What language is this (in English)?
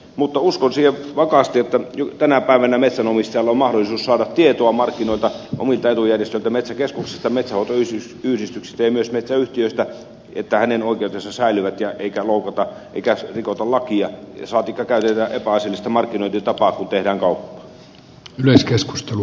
Finnish